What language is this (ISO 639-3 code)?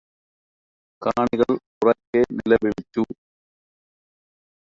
mal